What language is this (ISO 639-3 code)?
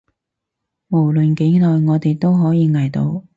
yue